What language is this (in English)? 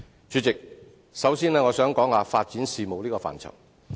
Cantonese